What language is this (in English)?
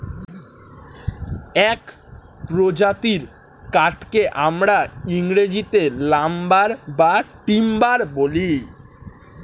Bangla